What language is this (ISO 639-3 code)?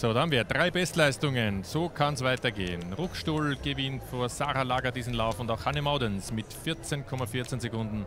deu